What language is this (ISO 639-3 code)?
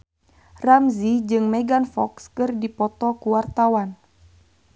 sun